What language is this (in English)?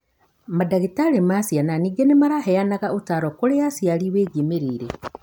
Kikuyu